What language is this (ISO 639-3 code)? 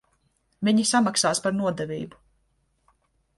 lav